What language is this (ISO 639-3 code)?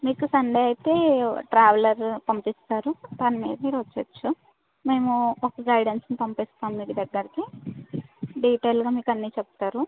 tel